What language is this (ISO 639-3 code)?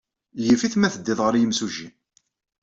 kab